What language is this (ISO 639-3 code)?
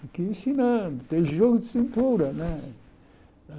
por